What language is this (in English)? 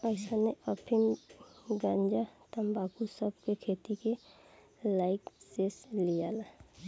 Bhojpuri